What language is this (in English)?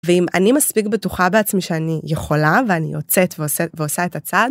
Hebrew